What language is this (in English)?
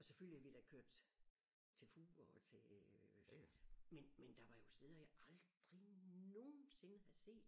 Danish